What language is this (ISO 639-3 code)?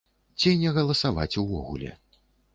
bel